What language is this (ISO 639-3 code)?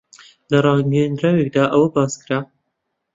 ckb